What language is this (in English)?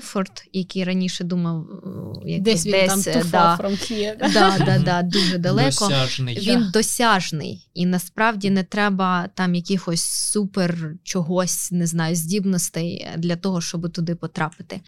Ukrainian